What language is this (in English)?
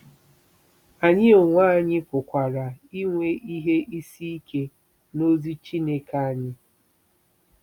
Igbo